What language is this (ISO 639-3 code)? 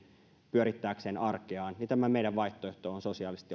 fin